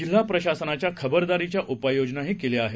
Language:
Marathi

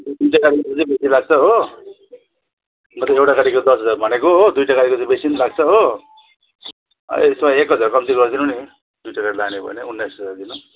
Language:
Nepali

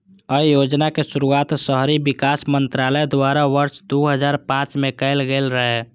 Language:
Maithili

